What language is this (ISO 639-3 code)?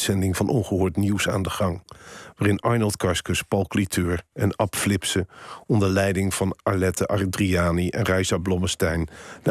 nld